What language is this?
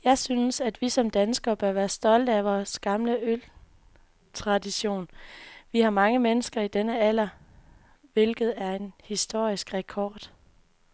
Danish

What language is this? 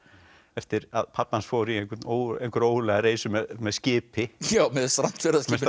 Icelandic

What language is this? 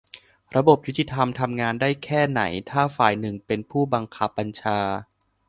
Thai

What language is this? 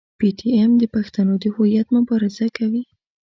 Pashto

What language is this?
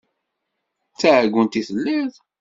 Kabyle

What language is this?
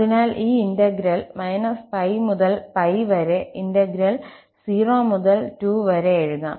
Malayalam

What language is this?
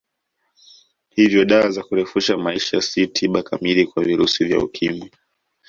Swahili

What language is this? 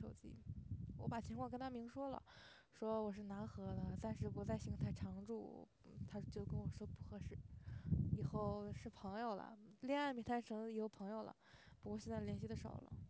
Chinese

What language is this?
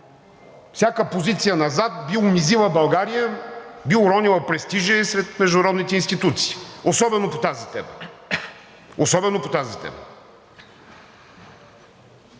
Bulgarian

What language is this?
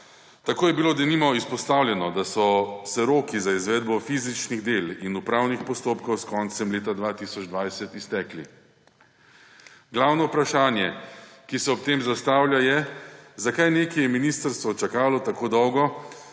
Slovenian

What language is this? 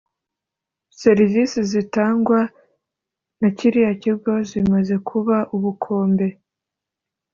Kinyarwanda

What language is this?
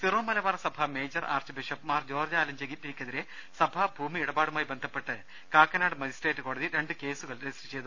Malayalam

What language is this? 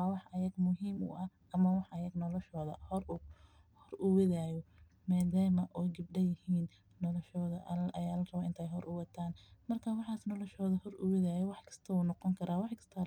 Somali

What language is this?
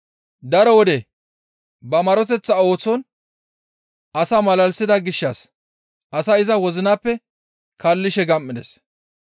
Gamo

